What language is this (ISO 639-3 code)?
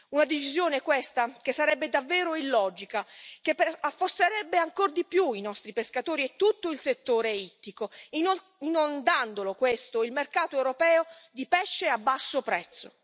ita